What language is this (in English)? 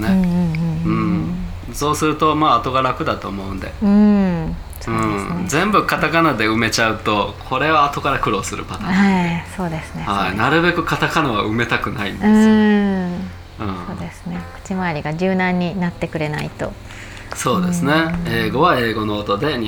Japanese